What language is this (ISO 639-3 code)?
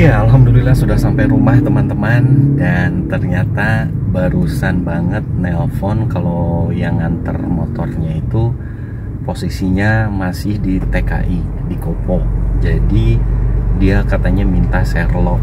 ind